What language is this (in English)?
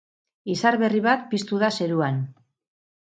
Basque